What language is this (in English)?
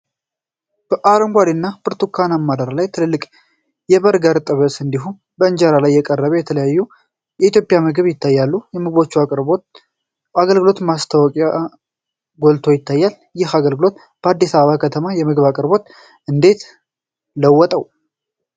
Amharic